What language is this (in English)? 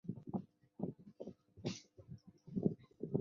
Chinese